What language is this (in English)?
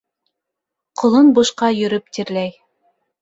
Bashkir